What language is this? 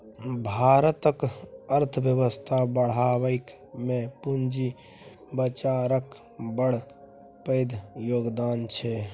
Maithili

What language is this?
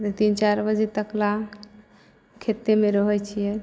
Maithili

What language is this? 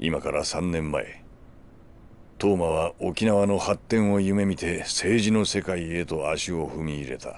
Japanese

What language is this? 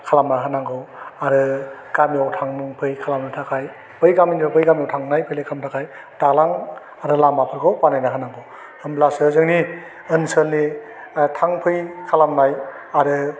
Bodo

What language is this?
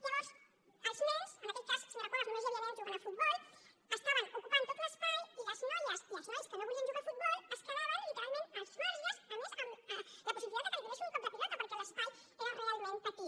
Catalan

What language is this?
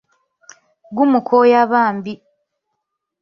Ganda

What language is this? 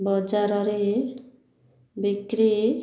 Odia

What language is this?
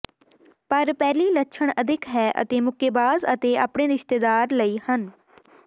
Punjabi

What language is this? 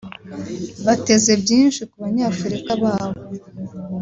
Kinyarwanda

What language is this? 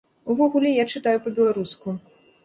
Belarusian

